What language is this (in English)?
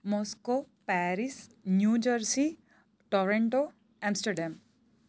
Gujarati